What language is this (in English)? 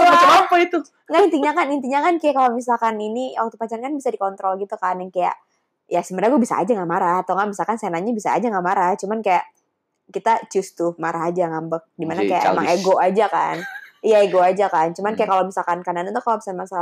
Indonesian